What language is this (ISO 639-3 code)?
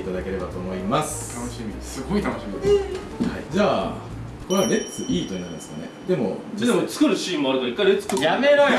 jpn